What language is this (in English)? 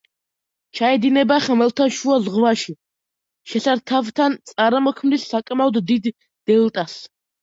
Georgian